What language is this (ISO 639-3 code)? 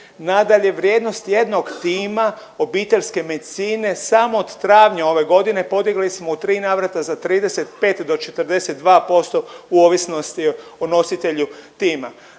hrv